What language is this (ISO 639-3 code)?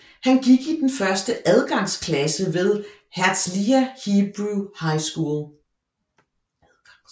dan